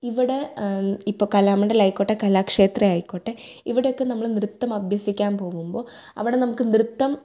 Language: Malayalam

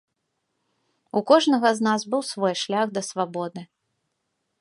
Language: Belarusian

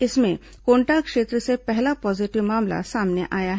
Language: Hindi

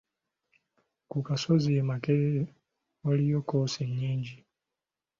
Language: Ganda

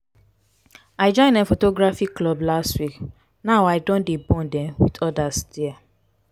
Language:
Nigerian Pidgin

